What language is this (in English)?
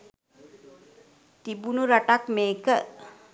Sinhala